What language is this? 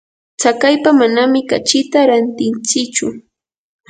Yanahuanca Pasco Quechua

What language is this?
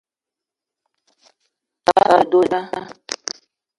Eton (Cameroon)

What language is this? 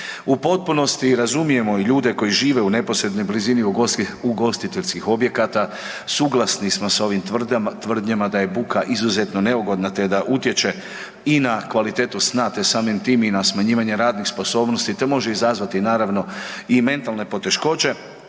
Croatian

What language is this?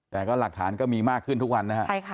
Thai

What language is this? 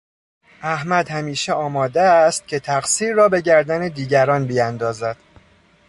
Persian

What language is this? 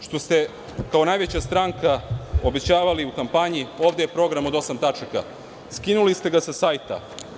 Serbian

